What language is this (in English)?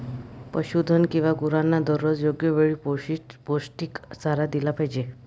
Marathi